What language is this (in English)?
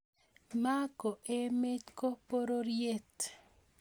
Kalenjin